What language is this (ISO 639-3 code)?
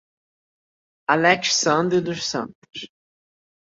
por